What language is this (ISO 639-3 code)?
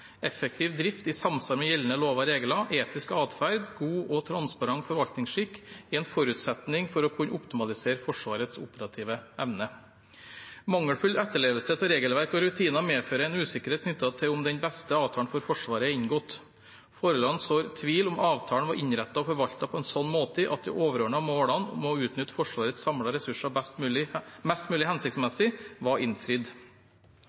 nob